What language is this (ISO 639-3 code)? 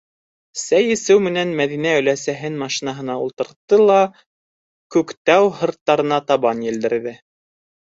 bak